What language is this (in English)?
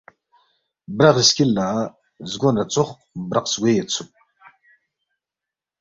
Balti